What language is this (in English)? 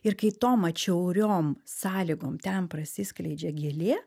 Lithuanian